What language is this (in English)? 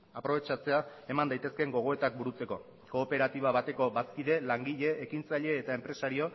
Basque